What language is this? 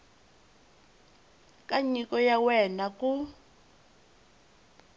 Tsonga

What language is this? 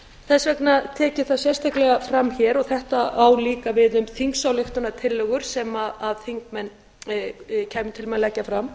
Icelandic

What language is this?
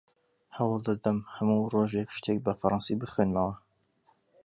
Central Kurdish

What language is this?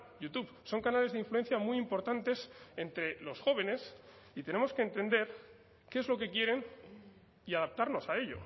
Spanish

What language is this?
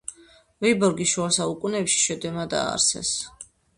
Georgian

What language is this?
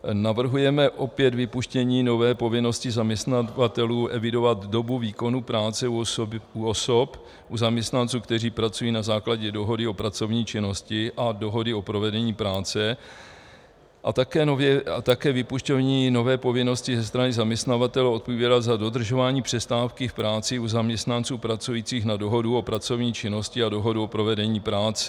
Czech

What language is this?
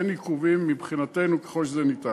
Hebrew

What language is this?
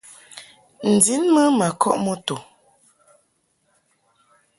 Mungaka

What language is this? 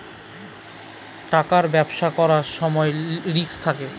Bangla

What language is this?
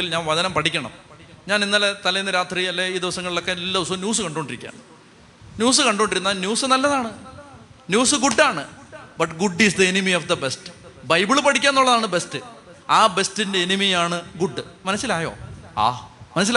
Malayalam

